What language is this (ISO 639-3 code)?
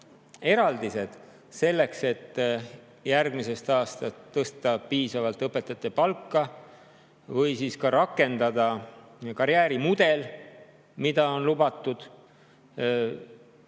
est